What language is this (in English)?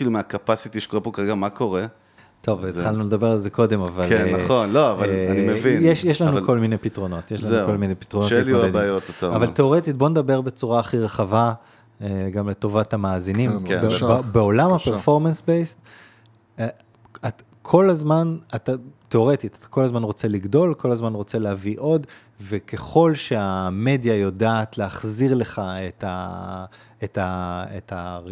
Hebrew